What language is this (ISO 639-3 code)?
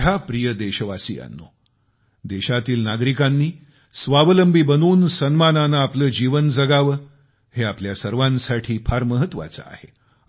mar